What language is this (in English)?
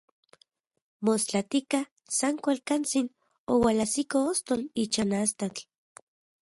Central Puebla Nahuatl